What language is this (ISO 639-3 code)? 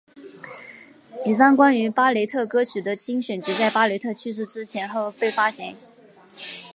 zho